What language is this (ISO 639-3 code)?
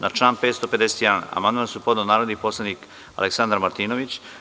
srp